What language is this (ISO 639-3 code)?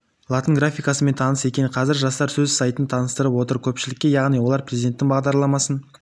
kaz